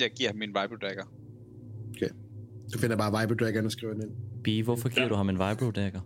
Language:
Danish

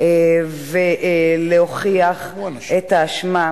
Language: Hebrew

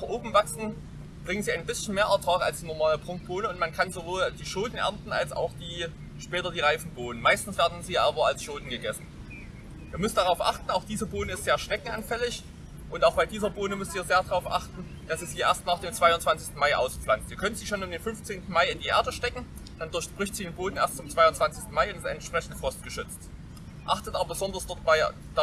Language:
German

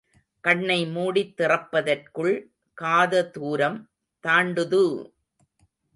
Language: Tamil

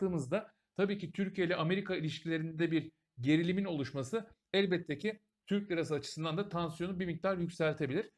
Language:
Turkish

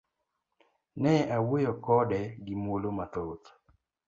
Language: Luo (Kenya and Tanzania)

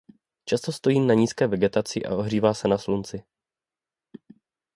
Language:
Czech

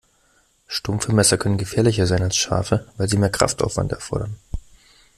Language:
German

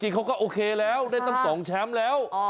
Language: Thai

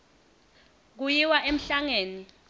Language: Swati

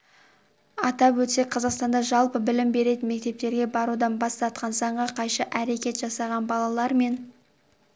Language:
Kazakh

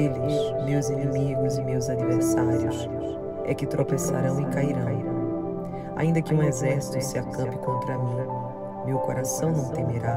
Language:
Portuguese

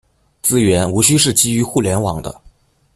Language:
Chinese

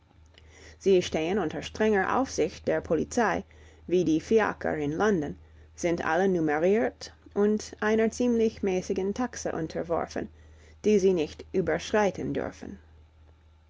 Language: German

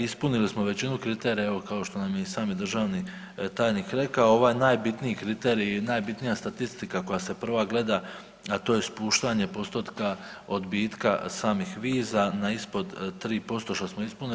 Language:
Croatian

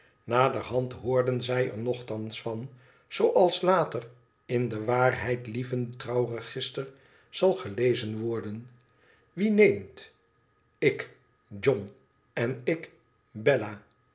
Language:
Dutch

